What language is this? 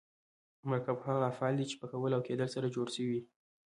Pashto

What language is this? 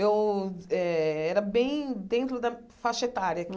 Portuguese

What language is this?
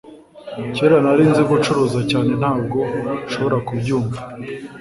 Kinyarwanda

